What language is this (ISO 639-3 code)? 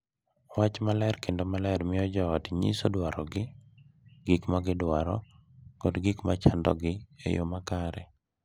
luo